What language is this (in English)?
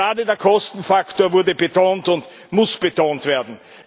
German